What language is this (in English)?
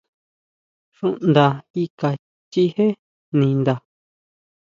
Huautla Mazatec